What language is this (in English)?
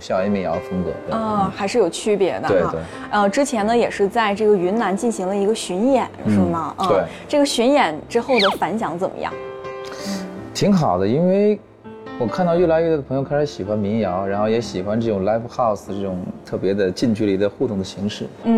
Chinese